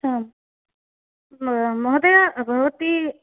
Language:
Sanskrit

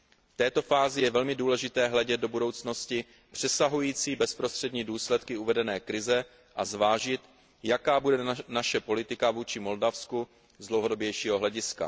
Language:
Czech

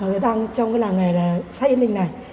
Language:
Vietnamese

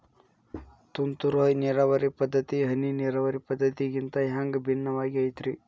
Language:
Kannada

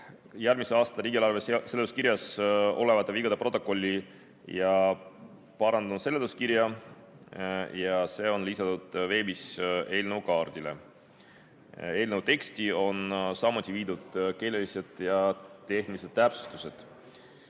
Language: Estonian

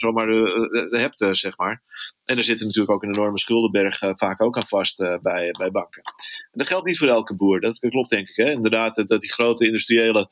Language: Dutch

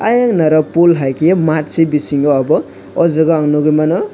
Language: Kok Borok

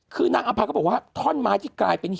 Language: Thai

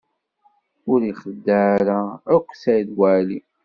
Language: Kabyle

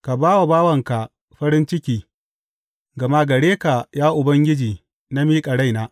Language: Hausa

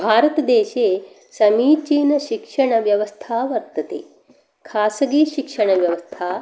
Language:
Sanskrit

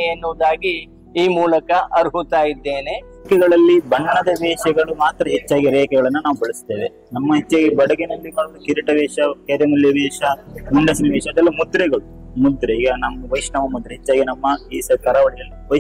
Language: Kannada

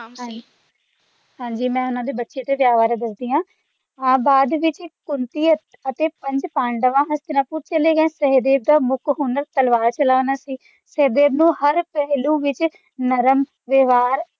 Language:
Punjabi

